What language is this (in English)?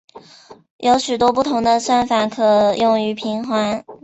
Chinese